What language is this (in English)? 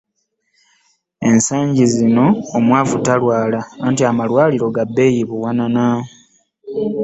Ganda